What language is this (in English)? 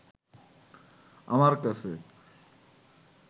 Bangla